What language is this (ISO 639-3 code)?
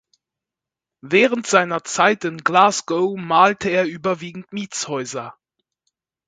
deu